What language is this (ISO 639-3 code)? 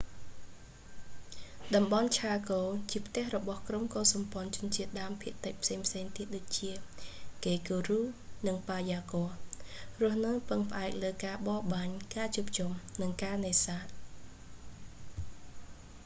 khm